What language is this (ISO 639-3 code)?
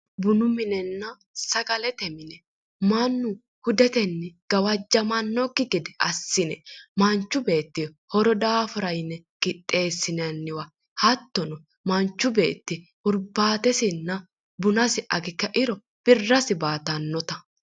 sid